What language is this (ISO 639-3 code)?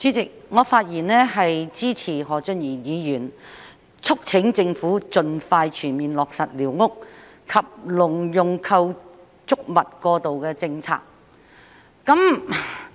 yue